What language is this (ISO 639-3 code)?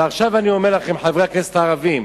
heb